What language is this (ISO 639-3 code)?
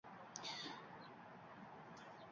uzb